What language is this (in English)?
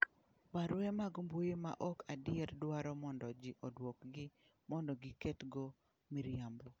Luo (Kenya and Tanzania)